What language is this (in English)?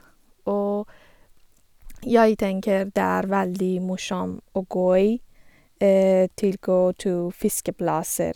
Norwegian